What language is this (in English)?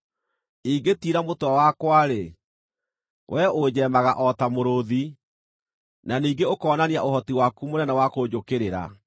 Kikuyu